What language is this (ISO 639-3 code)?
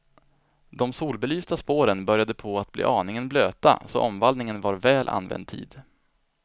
swe